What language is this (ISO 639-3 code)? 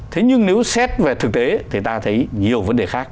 vie